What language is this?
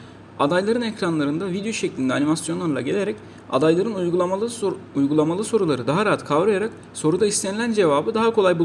Turkish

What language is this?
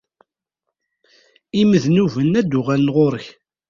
Kabyle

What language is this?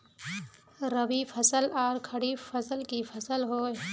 Magahi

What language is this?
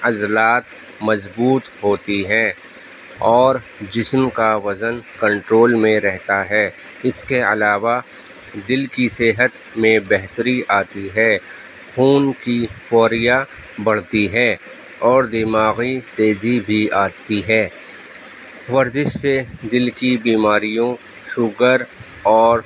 Urdu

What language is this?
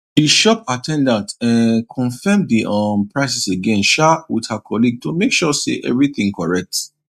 Nigerian Pidgin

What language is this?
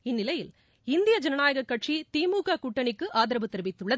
Tamil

